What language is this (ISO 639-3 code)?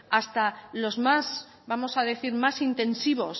spa